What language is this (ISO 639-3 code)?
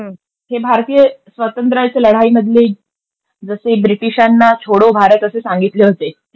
mar